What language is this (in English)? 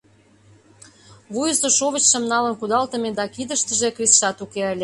Mari